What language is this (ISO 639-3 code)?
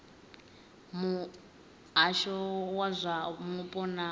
ven